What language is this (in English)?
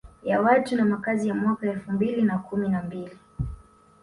Swahili